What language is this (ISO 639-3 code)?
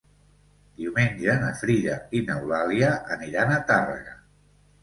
cat